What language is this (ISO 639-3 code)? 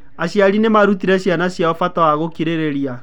kik